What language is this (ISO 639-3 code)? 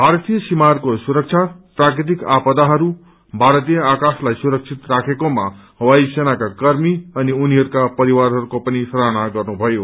nep